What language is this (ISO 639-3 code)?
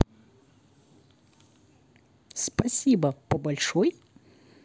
rus